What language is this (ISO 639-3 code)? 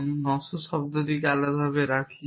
ben